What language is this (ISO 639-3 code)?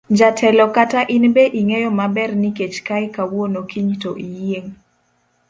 luo